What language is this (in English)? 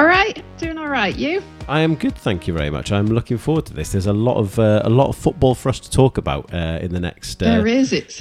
English